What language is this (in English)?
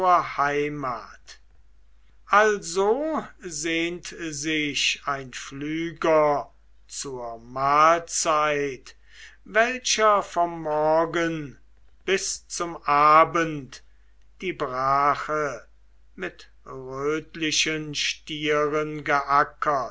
German